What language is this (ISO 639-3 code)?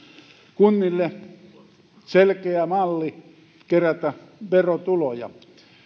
fin